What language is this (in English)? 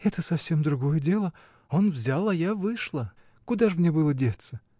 Russian